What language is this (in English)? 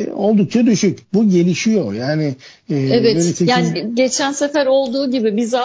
Turkish